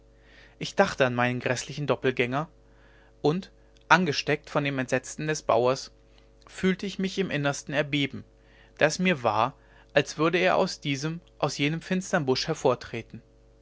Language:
German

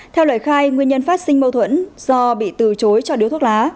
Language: Vietnamese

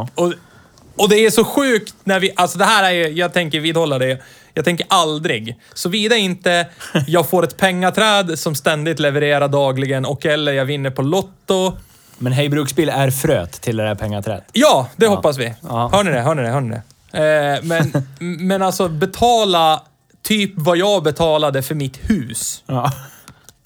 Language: Swedish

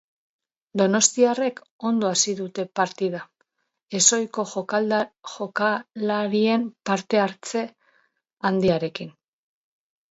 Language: Basque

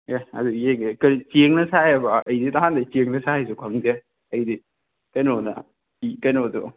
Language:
Manipuri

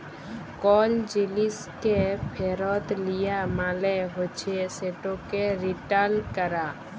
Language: Bangla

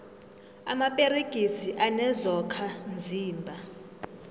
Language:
South Ndebele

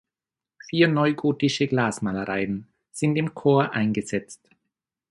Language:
German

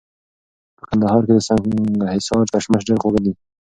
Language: Pashto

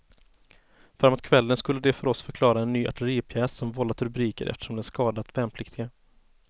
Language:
Swedish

